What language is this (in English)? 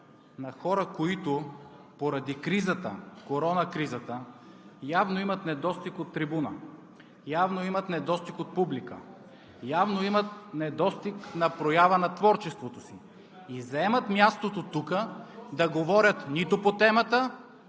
Bulgarian